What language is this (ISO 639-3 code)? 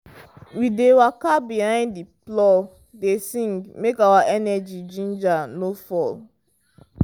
pcm